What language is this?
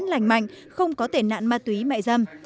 Vietnamese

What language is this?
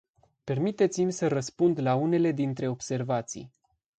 Romanian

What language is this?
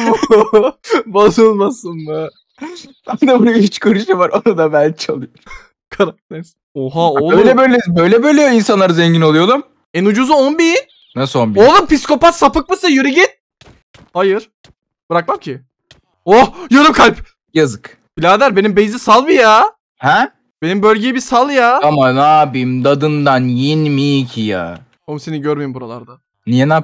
Turkish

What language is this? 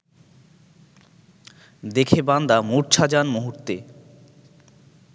Bangla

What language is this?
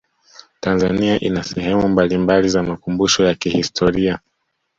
Swahili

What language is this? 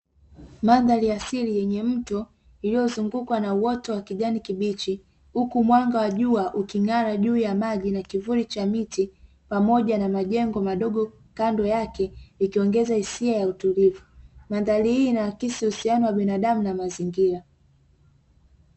Swahili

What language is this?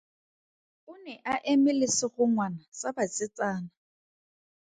Tswana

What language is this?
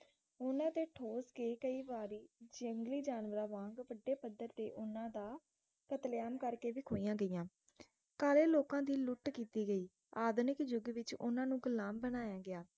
Punjabi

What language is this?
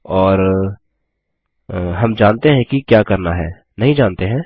Hindi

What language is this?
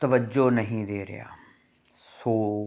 Punjabi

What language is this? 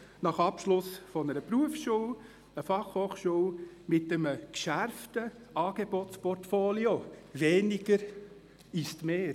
Swiss German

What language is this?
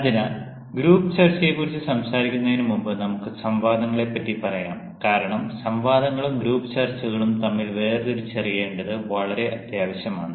Malayalam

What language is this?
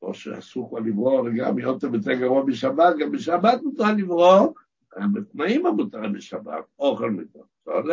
Hebrew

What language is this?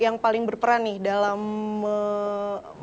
Indonesian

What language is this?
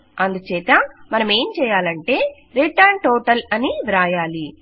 Telugu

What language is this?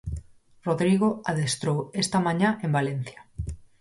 Galician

